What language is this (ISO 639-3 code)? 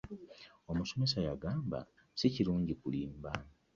lug